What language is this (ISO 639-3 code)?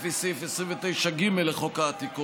heb